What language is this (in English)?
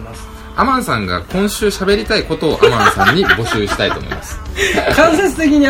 Japanese